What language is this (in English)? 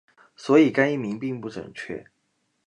Chinese